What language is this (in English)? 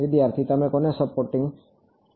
Gujarati